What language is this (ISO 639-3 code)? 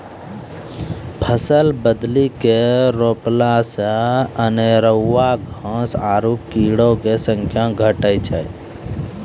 mai